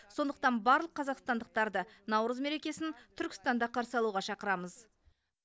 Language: Kazakh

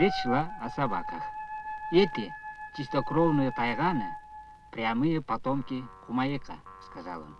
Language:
Russian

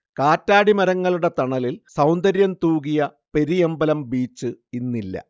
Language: Malayalam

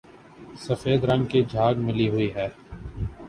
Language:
Urdu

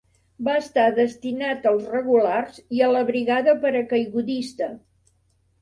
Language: Catalan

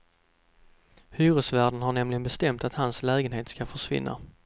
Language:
Swedish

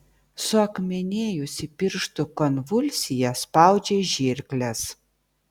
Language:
Lithuanian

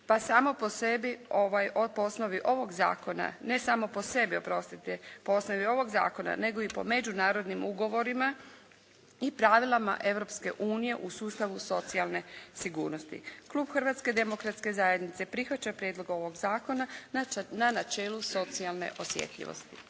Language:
Croatian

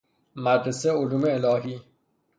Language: Persian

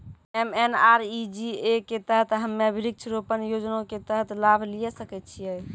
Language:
Maithili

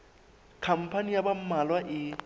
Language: Southern Sotho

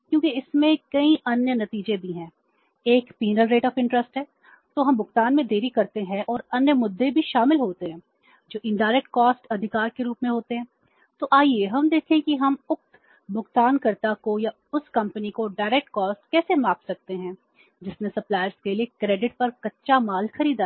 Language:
Hindi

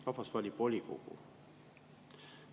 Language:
Estonian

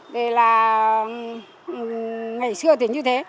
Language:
Vietnamese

